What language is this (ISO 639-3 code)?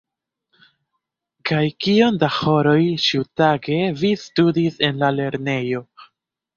epo